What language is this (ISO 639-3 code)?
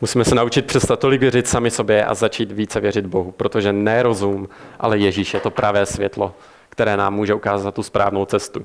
ces